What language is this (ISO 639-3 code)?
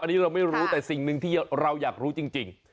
tha